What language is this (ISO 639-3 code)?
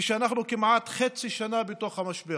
heb